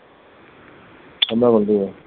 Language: Tamil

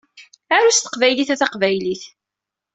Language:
Kabyle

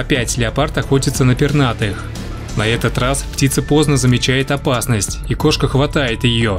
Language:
Russian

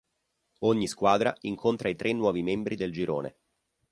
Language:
Italian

